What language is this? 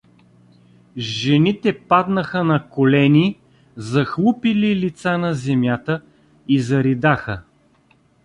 Bulgarian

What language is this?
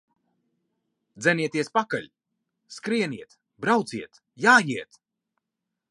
Latvian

